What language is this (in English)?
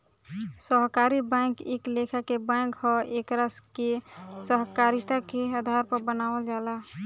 Bhojpuri